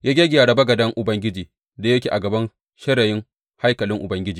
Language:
Hausa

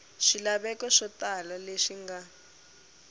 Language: Tsonga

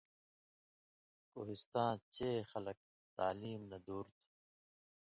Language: Indus Kohistani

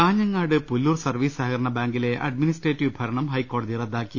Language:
Malayalam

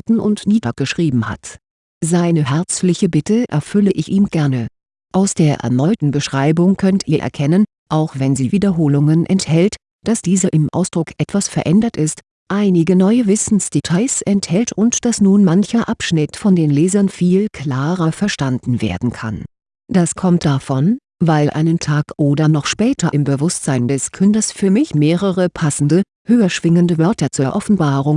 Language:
German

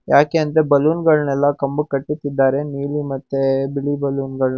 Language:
Kannada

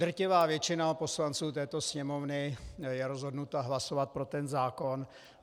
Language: Czech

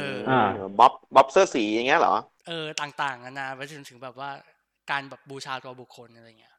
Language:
Thai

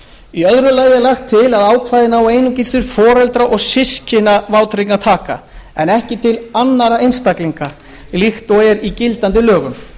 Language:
Icelandic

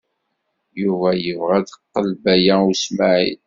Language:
Kabyle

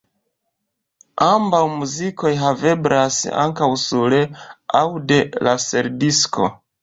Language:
Esperanto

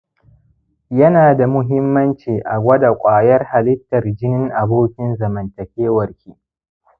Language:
Hausa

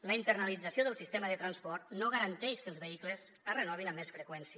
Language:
Catalan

